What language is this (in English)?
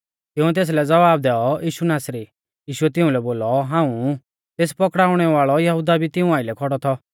Mahasu Pahari